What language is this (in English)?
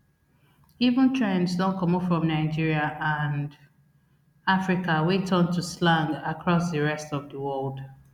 Nigerian Pidgin